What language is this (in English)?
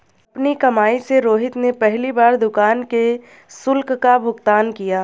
Hindi